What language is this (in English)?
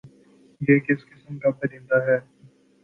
Urdu